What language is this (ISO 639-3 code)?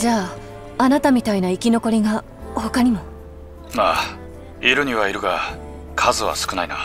jpn